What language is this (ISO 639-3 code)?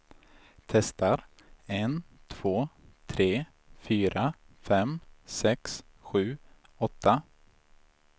swe